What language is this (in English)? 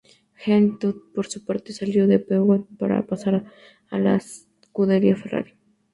Spanish